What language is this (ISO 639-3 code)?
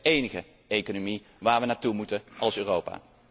nld